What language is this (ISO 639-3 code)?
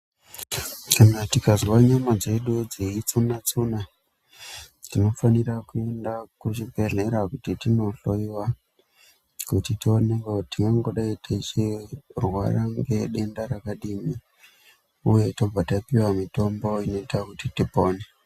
ndc